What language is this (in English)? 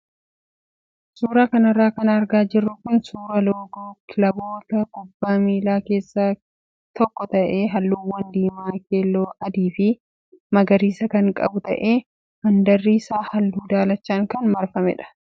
Oromo